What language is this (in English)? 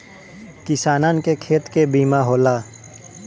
Bhojpuri